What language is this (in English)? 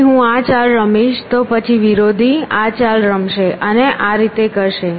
Gujarati